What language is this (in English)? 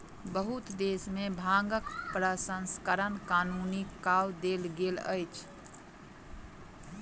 Maithili